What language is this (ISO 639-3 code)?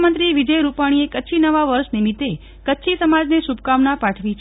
guj